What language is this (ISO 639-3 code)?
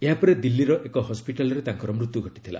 ori